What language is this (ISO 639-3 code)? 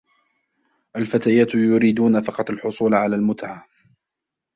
ara